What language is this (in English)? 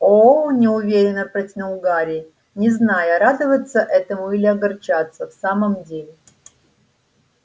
Russian